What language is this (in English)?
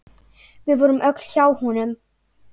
Icelandic